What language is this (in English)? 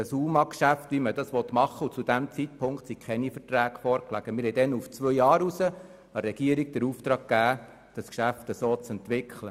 Swiss German